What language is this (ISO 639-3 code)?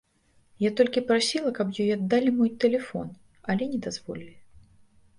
bel